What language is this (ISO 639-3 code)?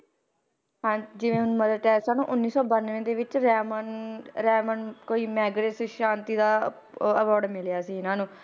pan